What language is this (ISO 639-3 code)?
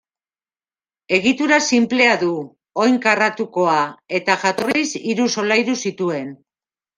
eus